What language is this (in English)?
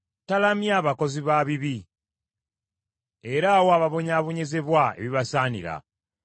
Ganda